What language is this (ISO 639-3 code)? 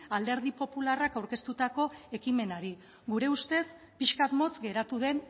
eus